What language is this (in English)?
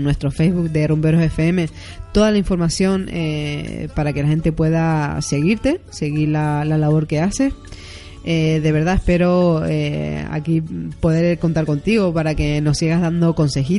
Spanish